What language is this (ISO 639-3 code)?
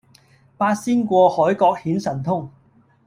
yue